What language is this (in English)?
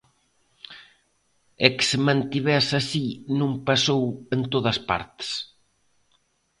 Galician